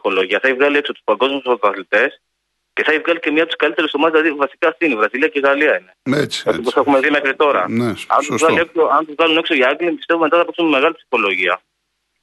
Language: Greek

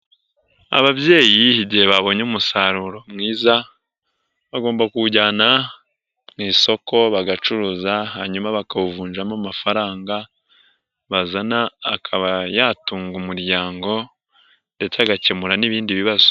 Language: Kinyarwanda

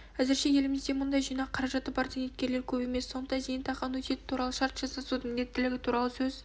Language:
Kazakh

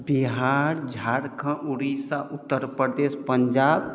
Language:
Maithili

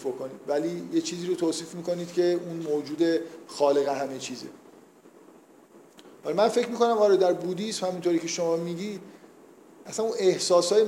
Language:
Persian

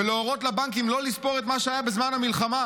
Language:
Hebrew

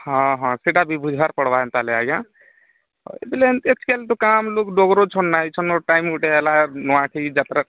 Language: Odia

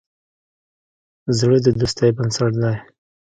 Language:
Pashto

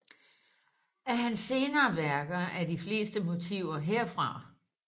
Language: Danish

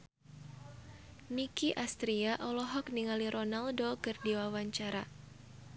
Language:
Sundanese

